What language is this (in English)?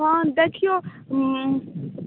Maithili